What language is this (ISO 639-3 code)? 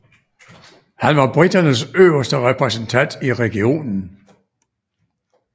dan